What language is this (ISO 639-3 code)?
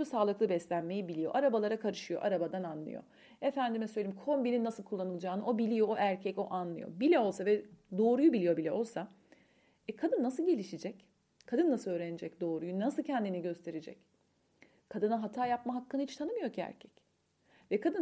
tur